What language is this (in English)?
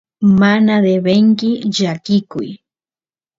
Santiago del Estero Quichua